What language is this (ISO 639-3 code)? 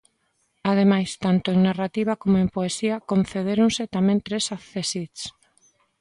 glg